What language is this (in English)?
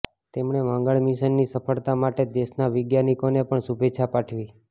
Gujarati